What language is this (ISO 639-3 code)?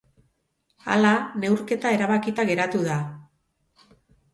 eus